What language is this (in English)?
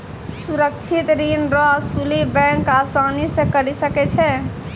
Maithili